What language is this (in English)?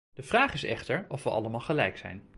Dutch